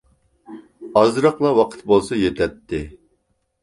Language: Uyghur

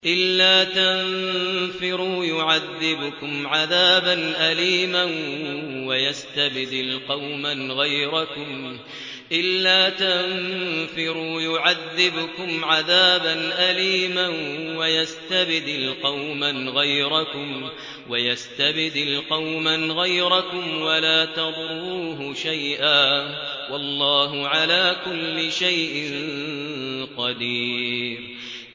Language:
Arabic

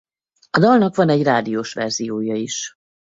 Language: Hungarian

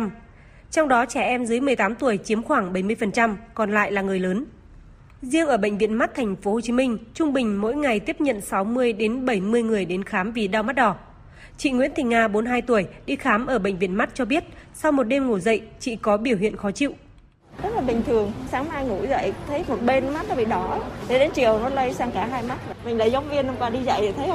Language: Vietnamese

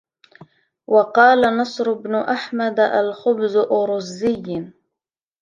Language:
Arabic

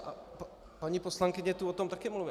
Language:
Czech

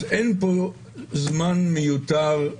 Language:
Hebrew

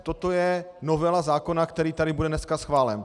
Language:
Czech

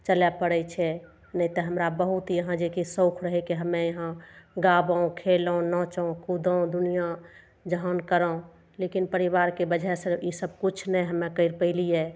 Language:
Maithili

